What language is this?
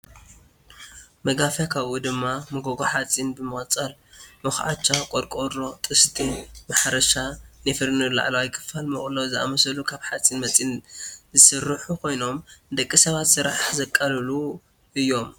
Tigrinya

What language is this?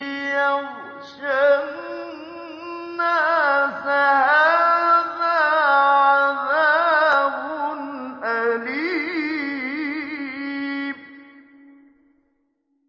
Arabic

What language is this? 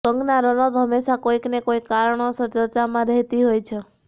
Gujarati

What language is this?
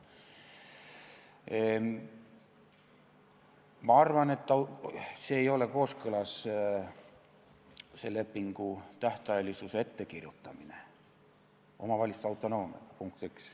Estonian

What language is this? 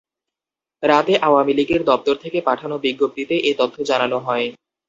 Bangla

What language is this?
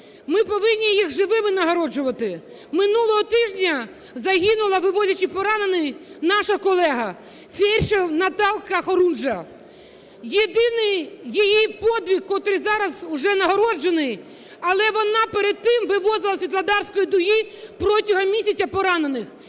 Ukrainian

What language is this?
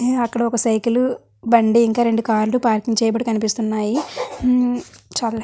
Telugu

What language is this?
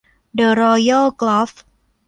Thai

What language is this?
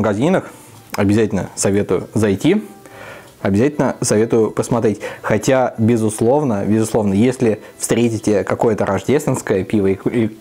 Russian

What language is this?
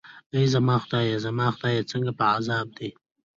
Pashto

